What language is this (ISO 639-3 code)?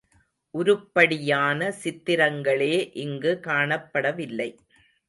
tam